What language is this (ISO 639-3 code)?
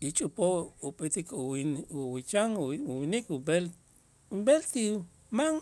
itz